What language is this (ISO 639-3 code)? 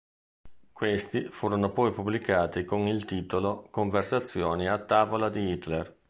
ita